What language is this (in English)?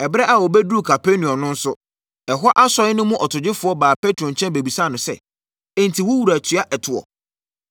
Akan